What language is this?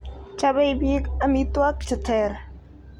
Kalenjin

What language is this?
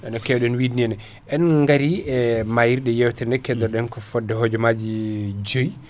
Fula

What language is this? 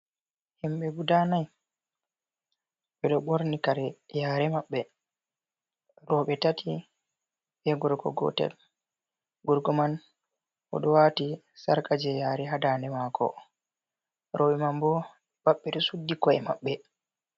Fula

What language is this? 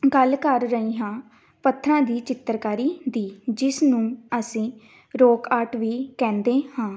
Punjabi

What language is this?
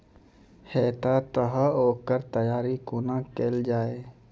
Maithili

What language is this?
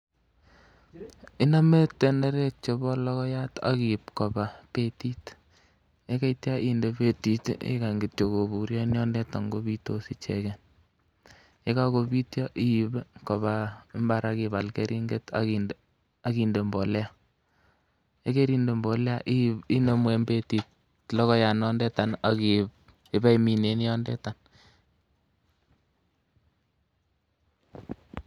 Kalenjin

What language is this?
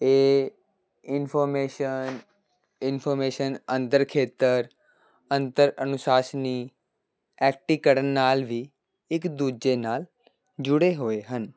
Punjabi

